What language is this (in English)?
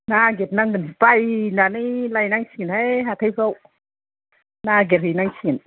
Bodo